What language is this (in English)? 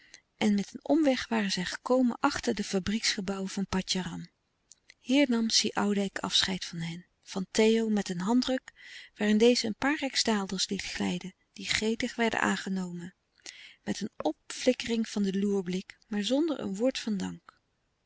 Dutch